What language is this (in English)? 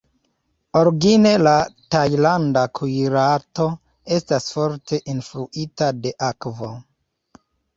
Esperanto